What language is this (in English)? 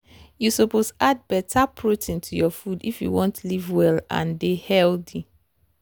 Nigerian Pidgin